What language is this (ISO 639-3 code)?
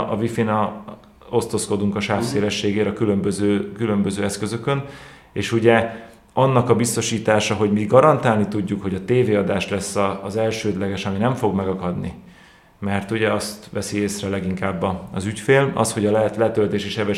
hun